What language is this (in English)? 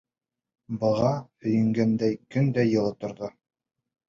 Bashkir